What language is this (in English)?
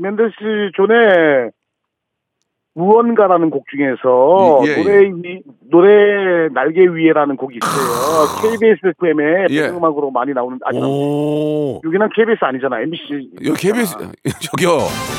Korean